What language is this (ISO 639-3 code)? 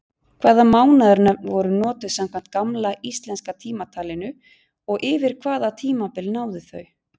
isl